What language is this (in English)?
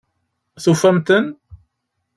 Kabyle